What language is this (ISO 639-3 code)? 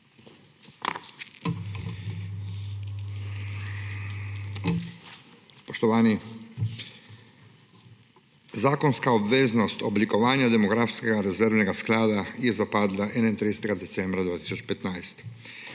slv